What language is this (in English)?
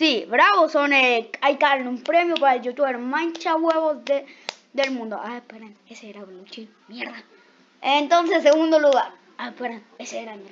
Spanish